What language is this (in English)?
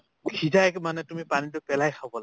Assamese